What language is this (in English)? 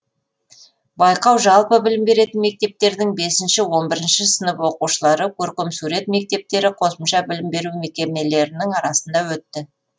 Kazakh